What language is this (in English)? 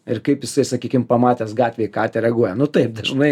Lithuanian